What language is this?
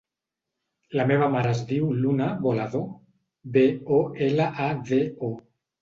Catalan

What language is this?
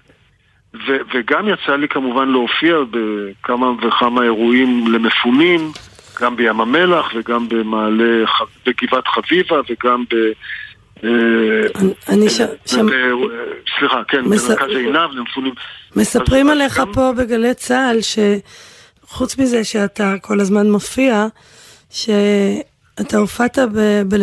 Hebrew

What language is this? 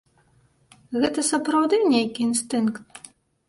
Belarusian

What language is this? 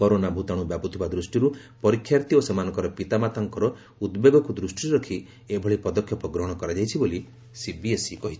Odia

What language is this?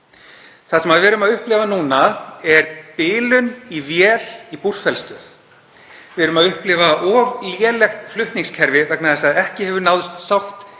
Icelandic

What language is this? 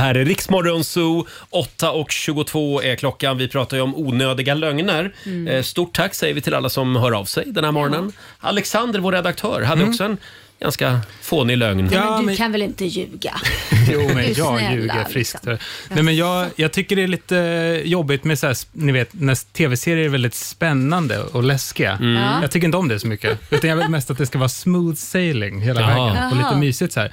Swedish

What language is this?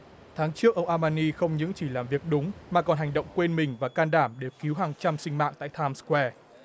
Vietnamese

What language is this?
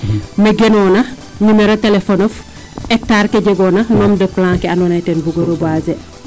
Serer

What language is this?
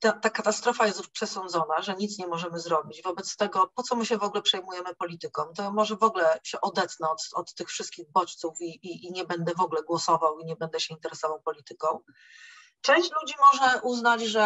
Polish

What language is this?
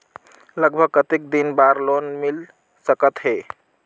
Chhattisgarhi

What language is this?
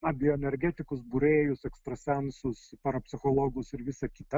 Lithuanian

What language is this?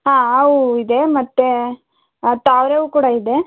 Kannada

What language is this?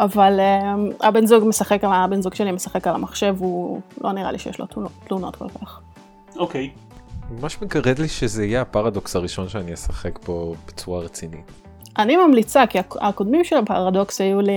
Hebrew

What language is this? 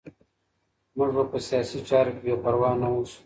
Pashto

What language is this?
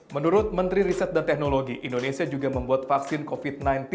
Indonesian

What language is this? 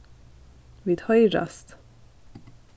Faroese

